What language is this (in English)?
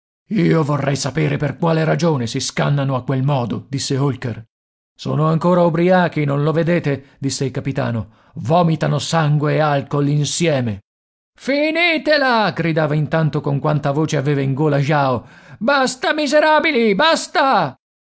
Italian